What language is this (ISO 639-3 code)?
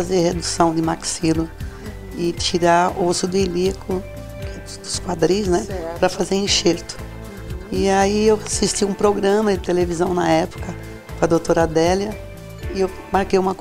por